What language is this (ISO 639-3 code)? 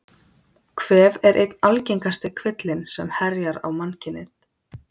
isl